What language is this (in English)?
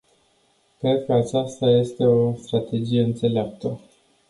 Romanian